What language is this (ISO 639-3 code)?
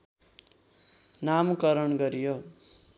nep